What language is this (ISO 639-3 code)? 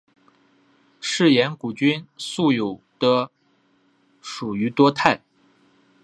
zho